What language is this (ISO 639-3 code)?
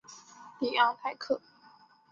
zho